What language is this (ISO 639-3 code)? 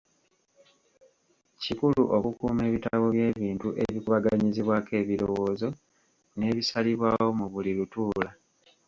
lug